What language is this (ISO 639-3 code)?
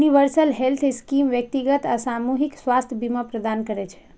mai